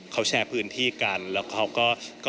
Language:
Thai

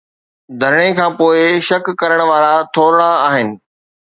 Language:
Sindhi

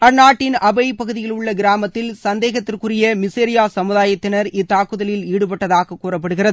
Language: Tamil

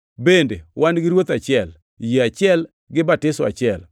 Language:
Luo (Kenya and Tanzania)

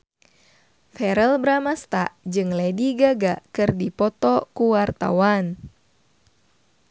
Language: Sundanese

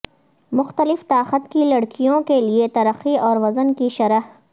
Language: Urdu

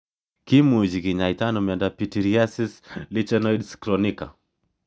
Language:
Kalenjin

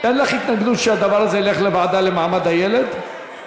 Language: Hebrew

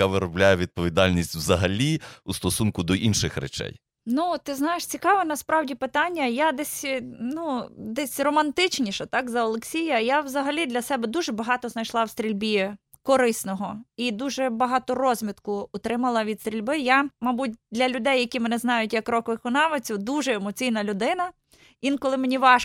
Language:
Ukrainian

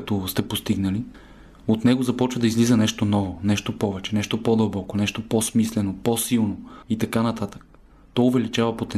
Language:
Bulgarian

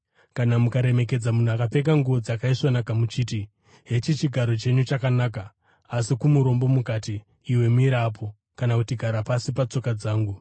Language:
Shona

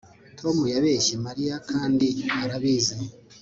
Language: Kinyarwanda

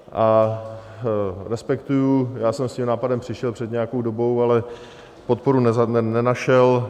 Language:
Czech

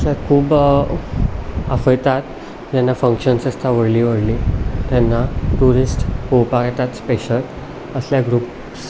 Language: Konkani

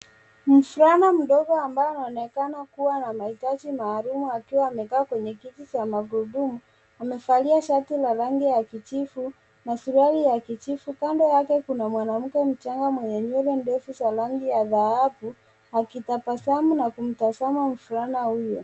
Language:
Swahili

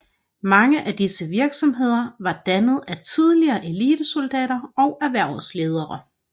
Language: Danish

